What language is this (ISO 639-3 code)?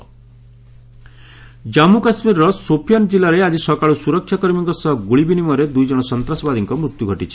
ori